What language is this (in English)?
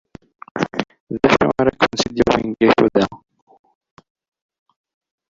Kabyle